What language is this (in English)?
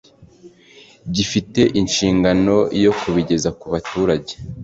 Kinyarwanda